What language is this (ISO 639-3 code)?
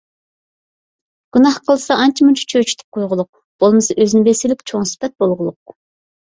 uig